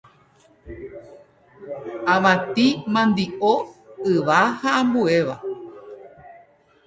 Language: Guarani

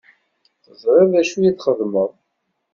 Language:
Kabyle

